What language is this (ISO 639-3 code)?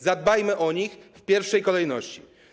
pol